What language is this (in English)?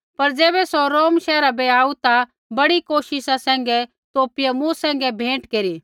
Kullu Pahari